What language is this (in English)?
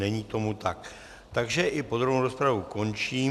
Czech